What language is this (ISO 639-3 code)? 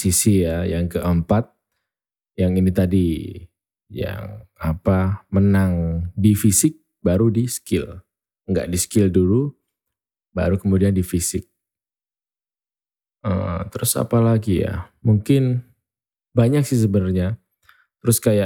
ind